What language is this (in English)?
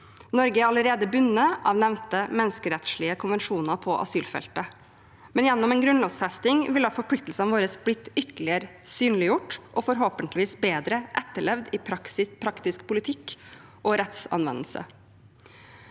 Norwegian